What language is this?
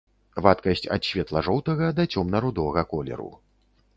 Belarusian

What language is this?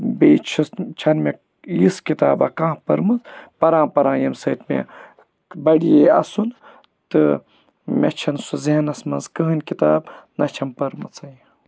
Kashmiri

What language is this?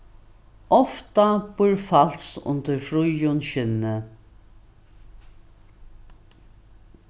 Faroese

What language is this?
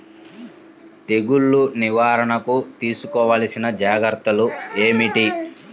Telugu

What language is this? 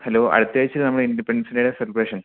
Malayalam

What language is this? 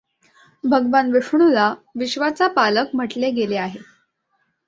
Marathi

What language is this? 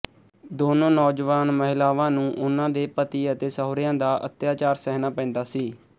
Punjabi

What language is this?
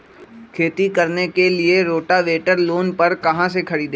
Magahi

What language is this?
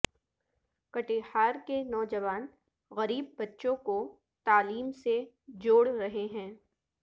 Urdu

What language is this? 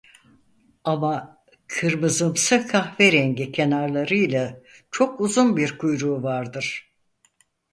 Turkish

